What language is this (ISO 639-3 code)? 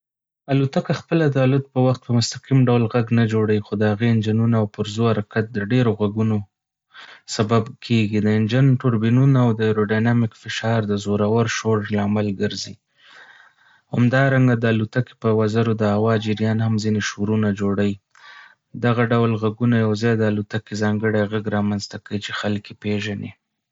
pus